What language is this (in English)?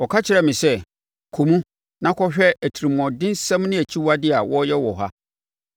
Akan